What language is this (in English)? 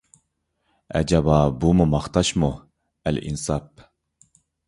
Uyghur